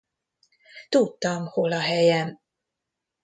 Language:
Hungarian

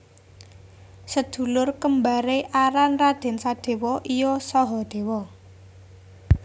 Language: Javanese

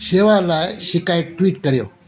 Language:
Sindhi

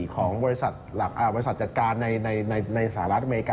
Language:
Thai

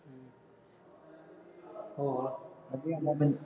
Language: Punjabi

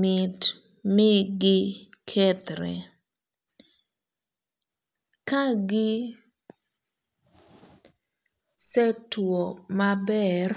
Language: Luo (Kenya and Tanzania)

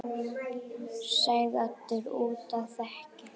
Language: Icelandic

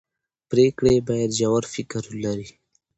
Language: Pashto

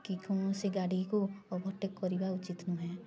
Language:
Odia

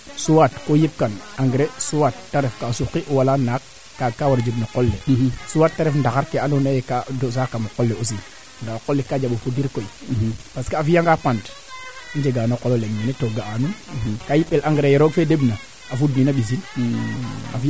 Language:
Serer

